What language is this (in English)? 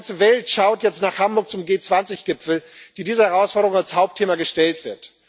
German